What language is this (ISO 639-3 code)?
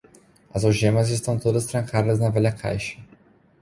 por